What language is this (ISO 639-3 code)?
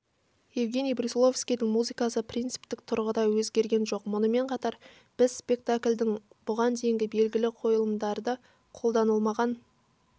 kaz